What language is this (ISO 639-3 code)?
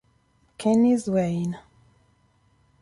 ita